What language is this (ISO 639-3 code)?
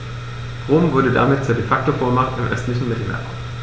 deu